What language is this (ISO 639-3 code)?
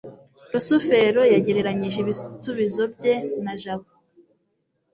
kin